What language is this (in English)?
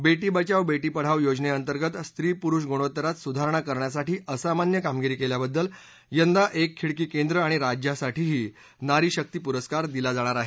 Marathi